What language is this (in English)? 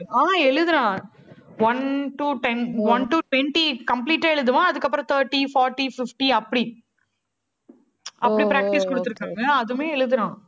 Tamil